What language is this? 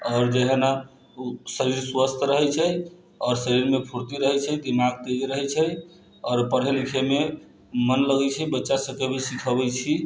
Maithili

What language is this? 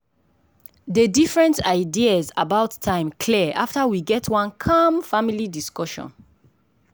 Nigerian Pidgin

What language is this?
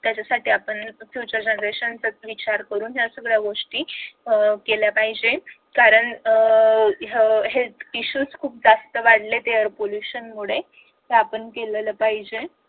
Marathi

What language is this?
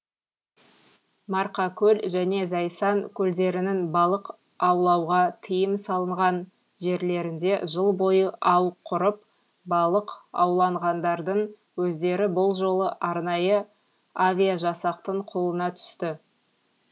Kazakh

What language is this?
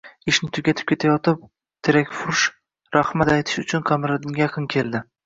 Uzbek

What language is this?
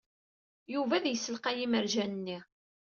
Kabyle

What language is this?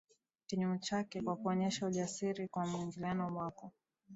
Swahili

